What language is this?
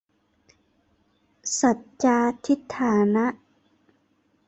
Thai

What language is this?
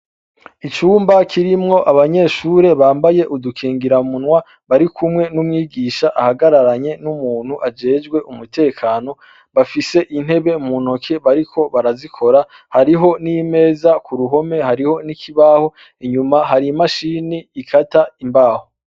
Rundi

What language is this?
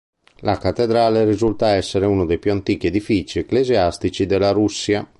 Italian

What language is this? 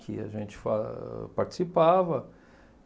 Portuguese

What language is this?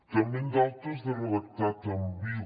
Catalan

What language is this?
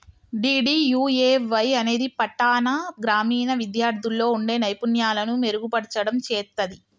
Telugu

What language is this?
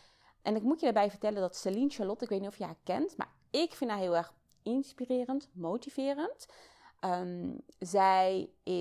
Dutch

